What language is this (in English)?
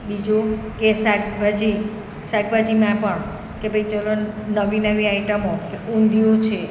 Gujarati